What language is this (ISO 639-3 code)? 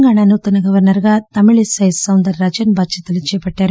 tel